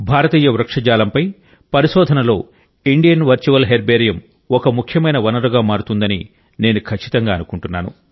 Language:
Telugu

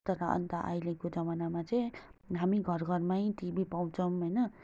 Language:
Nepali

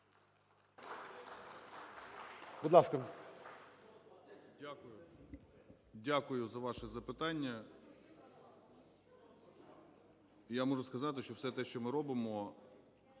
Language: Ukrainian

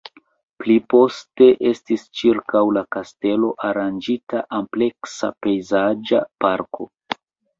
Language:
Esperanto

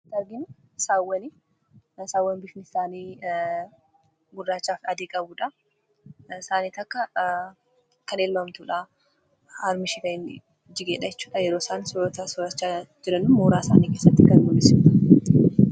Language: Oromo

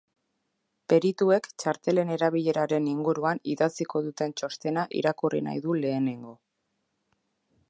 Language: Basque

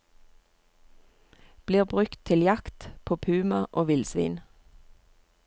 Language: Norwegian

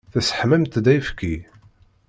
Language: Kabyle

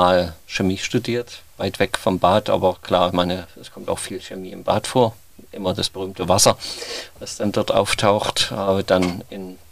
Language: German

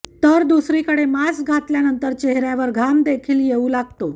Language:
Marathi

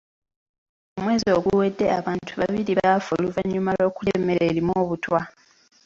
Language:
Ganda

